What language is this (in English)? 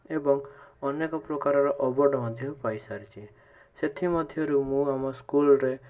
Odia